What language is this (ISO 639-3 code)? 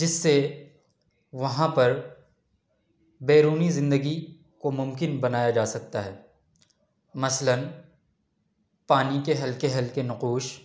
urd